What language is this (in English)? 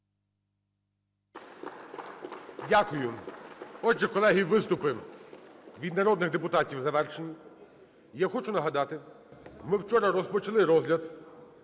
Ukrainian